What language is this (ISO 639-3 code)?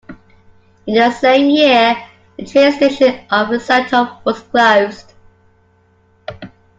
eng